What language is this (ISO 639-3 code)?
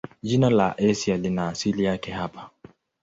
swa